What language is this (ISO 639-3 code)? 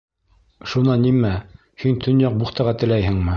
bak